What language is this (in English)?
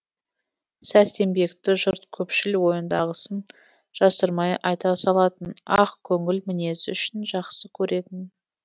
Kazakh